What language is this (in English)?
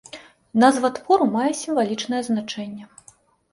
Belarusian